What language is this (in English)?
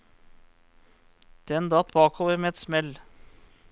Norwegian